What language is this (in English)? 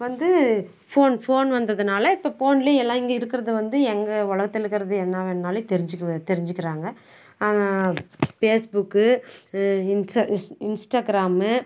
Tamil